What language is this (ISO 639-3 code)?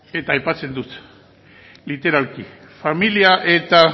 eus